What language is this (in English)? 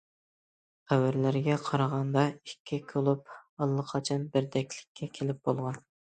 Uyghur